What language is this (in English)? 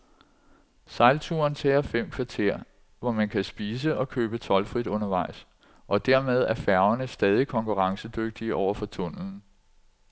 Danish